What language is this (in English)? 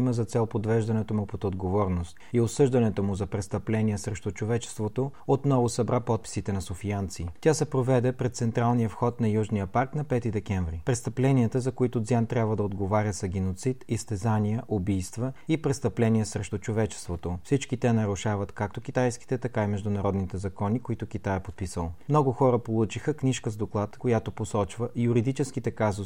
Bulgarian